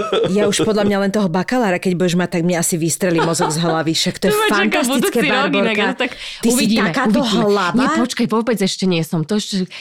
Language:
Slovak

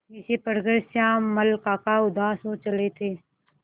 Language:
Hindi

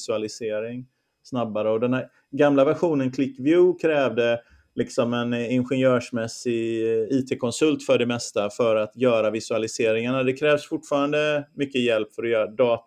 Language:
Swedish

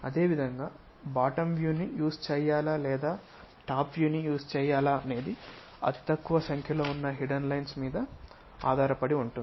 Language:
Telugu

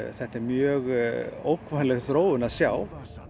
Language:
Icelandic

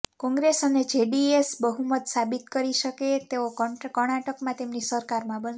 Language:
Gujarati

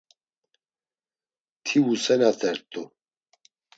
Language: Laz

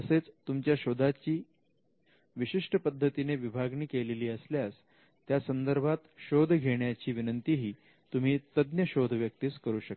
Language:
Marathi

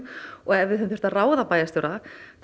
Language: Icelandic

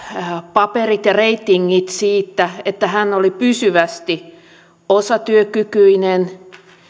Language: Finnish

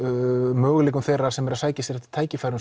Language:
Icelandic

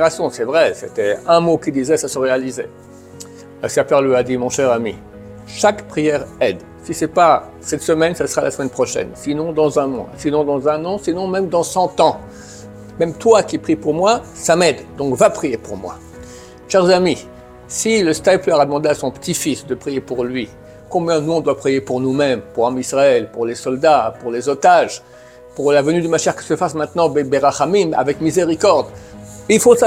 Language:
French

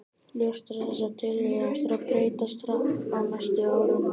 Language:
Icelandic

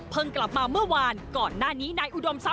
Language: Thai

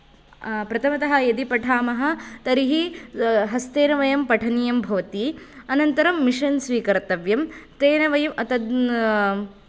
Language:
Sanskrit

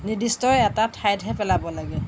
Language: Assamese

